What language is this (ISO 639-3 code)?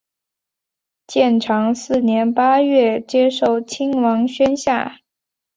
zho